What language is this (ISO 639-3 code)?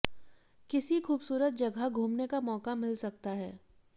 hin